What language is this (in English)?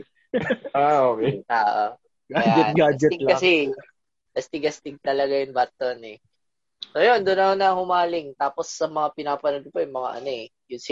Filipino